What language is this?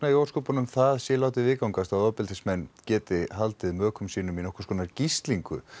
Icelandic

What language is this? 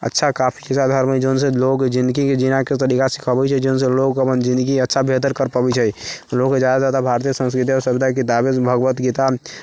Maithili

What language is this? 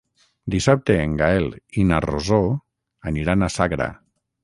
Catalan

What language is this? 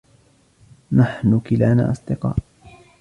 Arabic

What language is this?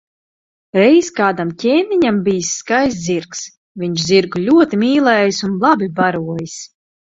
Latvian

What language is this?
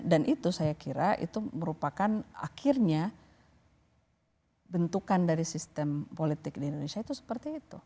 Indonesian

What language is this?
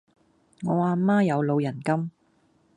Cantonese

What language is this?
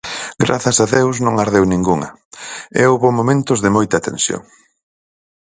Galician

